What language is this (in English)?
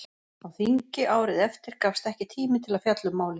Icelandic